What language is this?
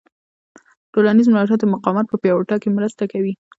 Pashto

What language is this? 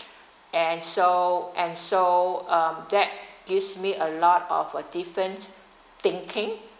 English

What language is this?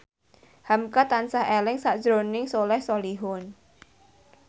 Javanese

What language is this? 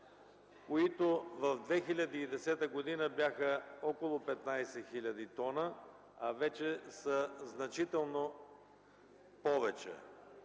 Bulgarian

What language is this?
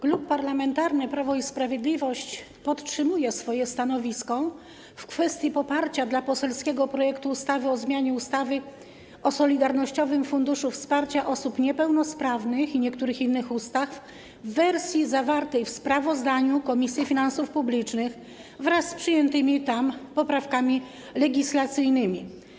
Polish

